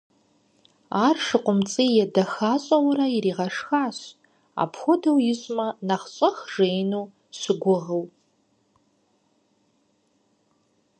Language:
Kabardian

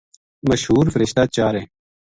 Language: Gujari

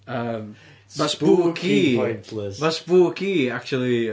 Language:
Welsh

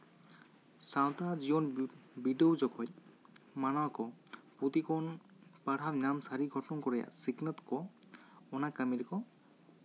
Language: Santali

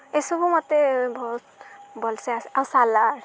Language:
Odia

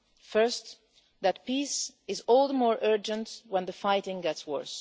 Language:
English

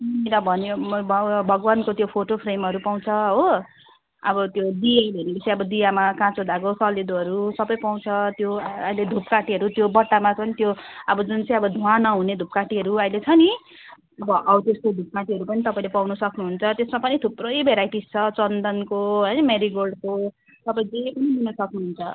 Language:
Nepali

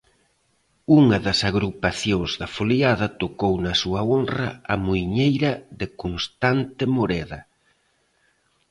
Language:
Galician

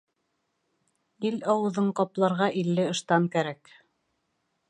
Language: Bashkir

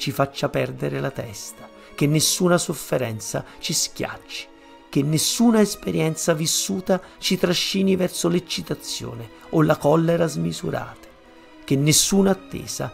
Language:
Italian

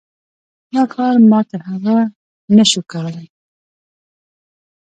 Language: Pashto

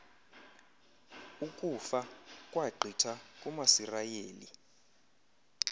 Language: Xhosa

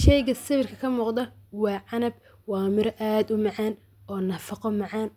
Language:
Somali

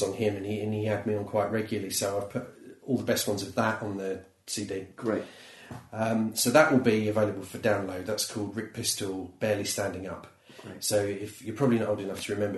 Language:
English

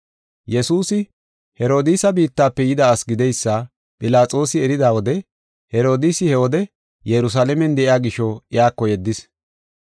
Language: Gofa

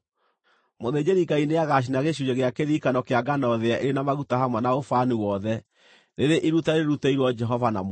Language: Kikuyu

